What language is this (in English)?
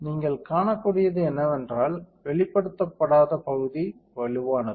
Tamil